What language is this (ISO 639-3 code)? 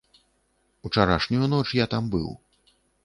bel